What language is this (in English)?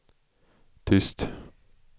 Swedish